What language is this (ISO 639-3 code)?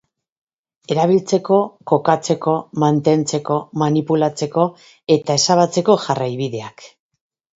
eus